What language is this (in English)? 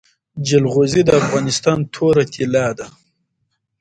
Pashto